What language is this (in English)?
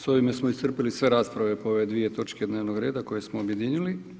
Croatian